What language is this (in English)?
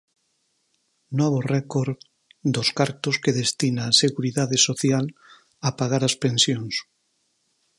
Galician